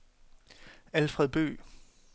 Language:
Danish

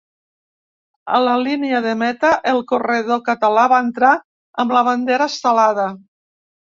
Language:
Catalan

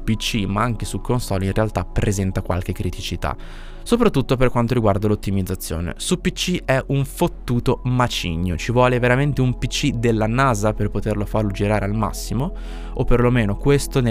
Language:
Italian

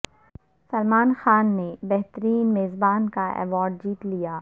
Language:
Urdu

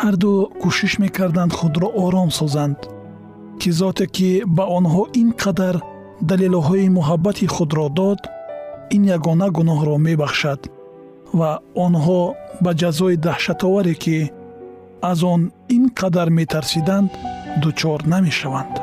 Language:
Persian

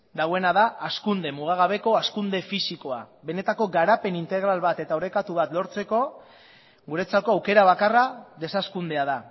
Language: Basque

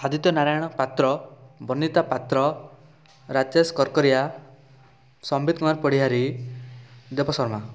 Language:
Odia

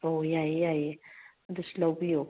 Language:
Manipuri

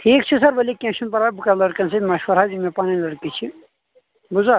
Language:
Kashmiri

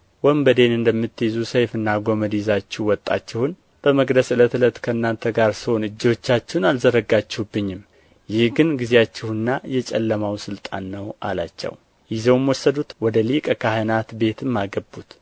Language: Amharic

